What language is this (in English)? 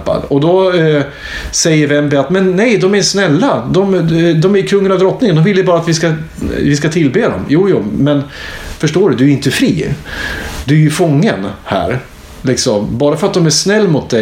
Swedish